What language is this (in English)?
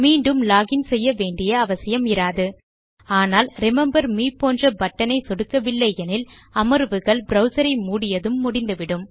Tamil